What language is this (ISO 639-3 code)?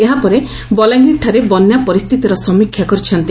ori